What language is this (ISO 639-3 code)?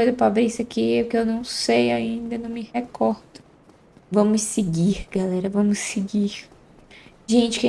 por